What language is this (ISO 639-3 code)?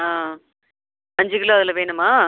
tam